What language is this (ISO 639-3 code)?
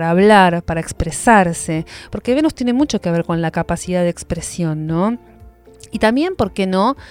spa